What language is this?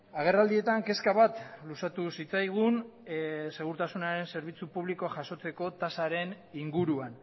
Basque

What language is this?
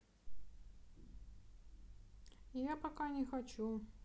Russian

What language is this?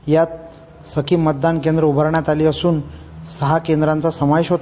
Marathi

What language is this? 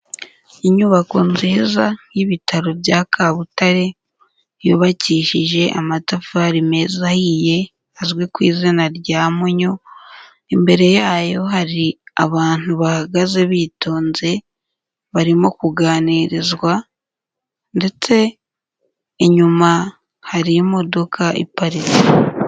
Kinyarwanda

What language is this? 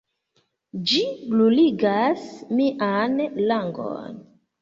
Esperanto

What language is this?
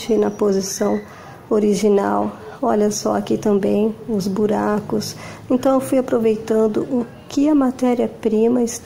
Portuguese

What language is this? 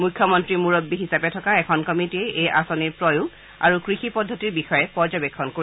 Assamese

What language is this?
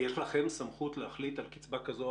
Hebrew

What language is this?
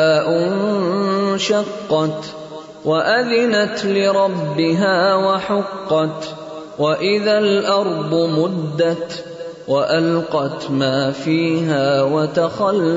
Urdu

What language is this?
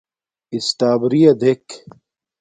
Domaaki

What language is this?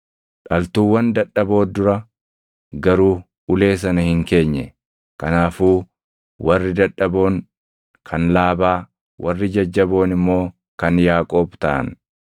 Oromo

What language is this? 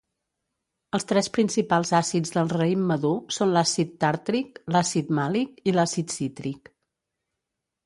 Catalan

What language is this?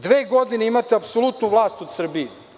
Serbian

